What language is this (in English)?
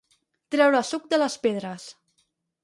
Catalan